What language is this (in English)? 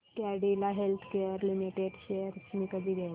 Marathi